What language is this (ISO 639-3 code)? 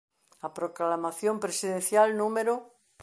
glg